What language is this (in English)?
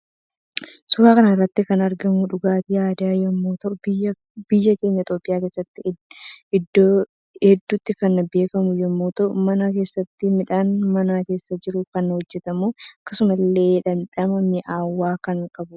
Oromo